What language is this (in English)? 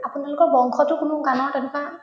Assamese